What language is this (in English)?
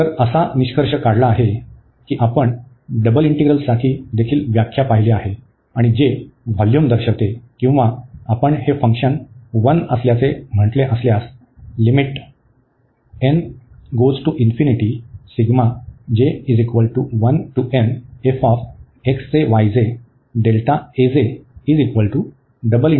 Marathi